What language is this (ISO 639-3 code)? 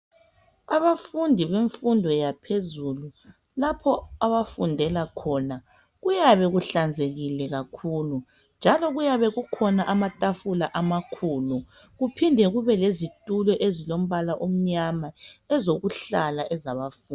nde